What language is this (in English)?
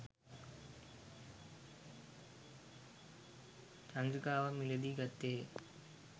Sinhala